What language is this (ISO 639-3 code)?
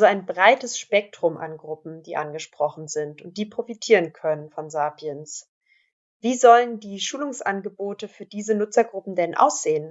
deu